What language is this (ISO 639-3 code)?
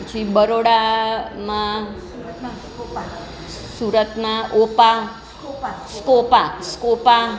guj